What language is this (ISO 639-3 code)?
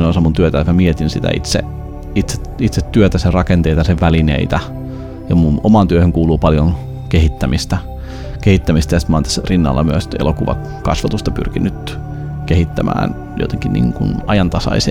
fin